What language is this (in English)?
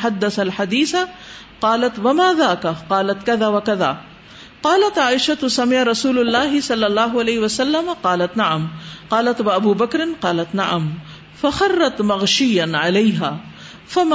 Urdu